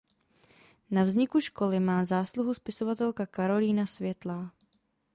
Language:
Czech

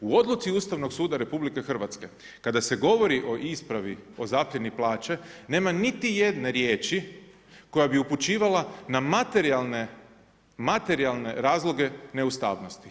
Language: Croatian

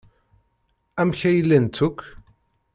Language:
Kabyle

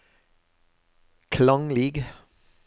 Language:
Norwegian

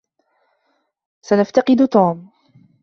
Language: Arabic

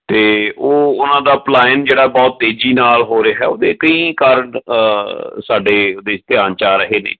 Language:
Punjabi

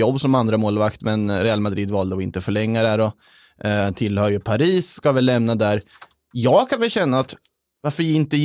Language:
Swedish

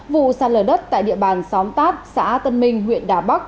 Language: Vietnamese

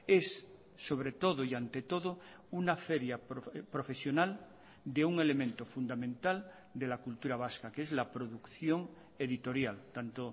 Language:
Spanish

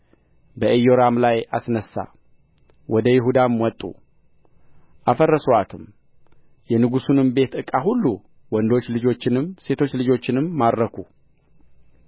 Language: Amharic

